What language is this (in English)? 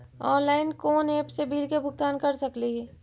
Magahi